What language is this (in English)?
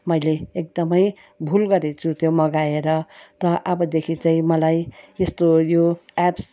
Nepali